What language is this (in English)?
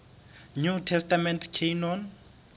Southern Sotho